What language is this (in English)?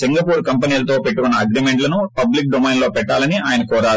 Telugu